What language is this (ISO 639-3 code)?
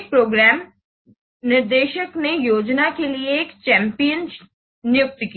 hin